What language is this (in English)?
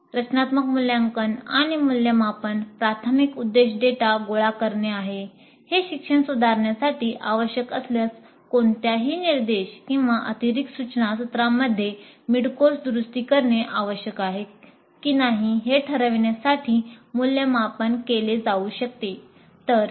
Marathi